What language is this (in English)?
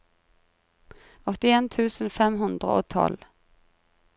Norwegian